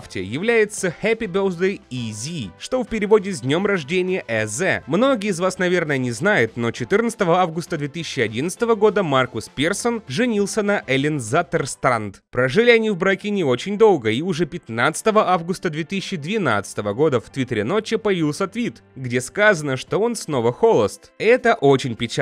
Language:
Russian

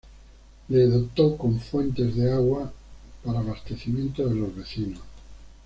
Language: Spanish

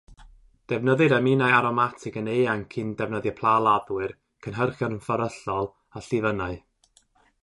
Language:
Welsh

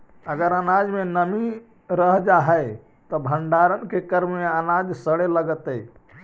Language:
Magahi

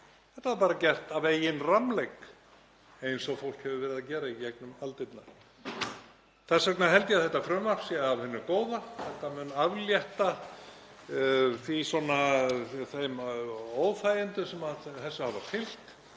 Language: Icelandic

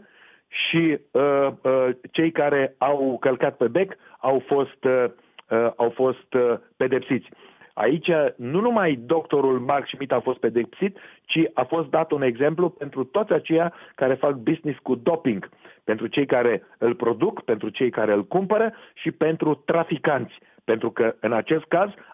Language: Romanian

